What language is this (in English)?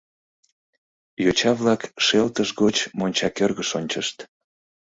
Mari